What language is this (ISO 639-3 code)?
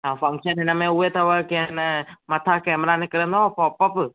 snd